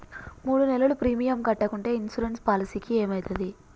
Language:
Telugu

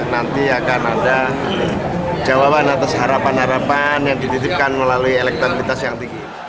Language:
Indonesian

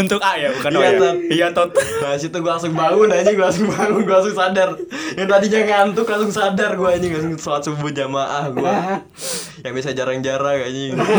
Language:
Indonesian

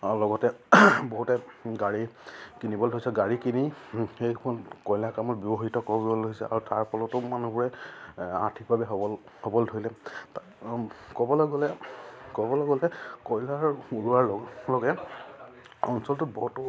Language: Assamese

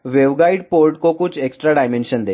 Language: Hindi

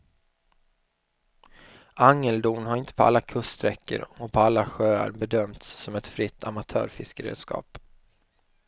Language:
Swedish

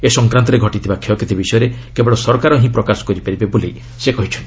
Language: Odia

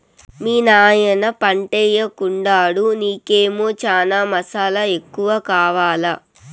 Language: Telugu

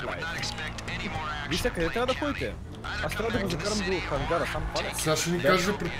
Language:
Bulgarian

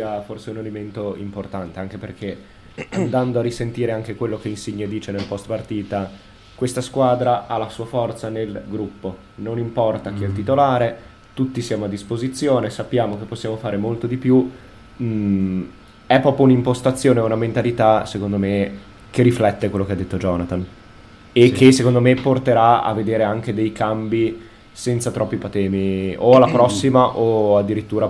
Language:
Italian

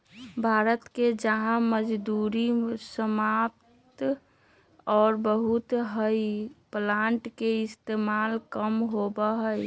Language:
Magahi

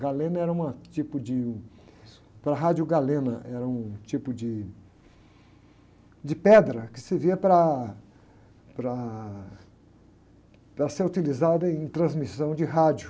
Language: Portuguese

